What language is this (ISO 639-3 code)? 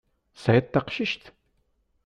kab